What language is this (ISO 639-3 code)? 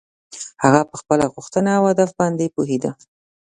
pus